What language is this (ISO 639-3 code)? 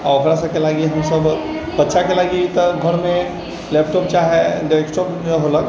mai